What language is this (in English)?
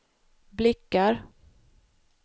Swedish